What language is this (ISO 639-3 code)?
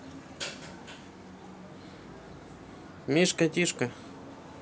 rus